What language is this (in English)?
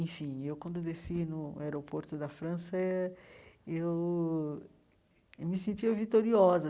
Portuguese